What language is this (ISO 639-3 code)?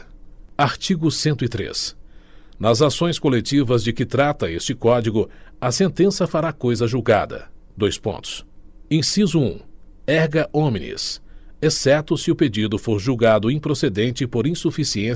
por